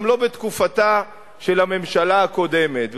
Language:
Hebrew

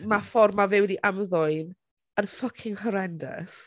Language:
Welsh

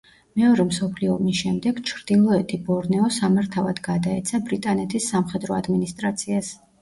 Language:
Georgian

